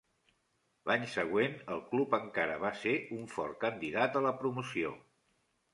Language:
Catalan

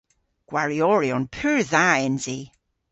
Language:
Cornish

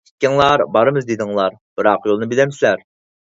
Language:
Uyghur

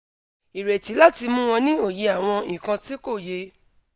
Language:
Yoruba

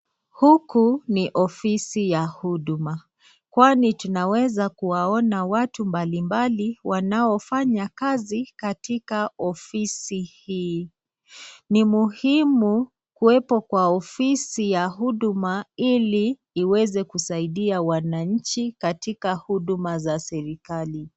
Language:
Swahili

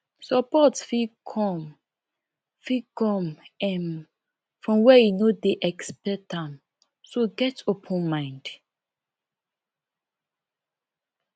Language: Nigerian Pidgin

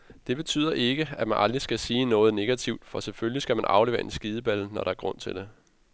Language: Danish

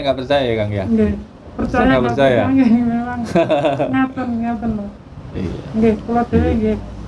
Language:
Indonesian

